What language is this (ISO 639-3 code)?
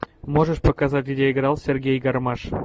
rus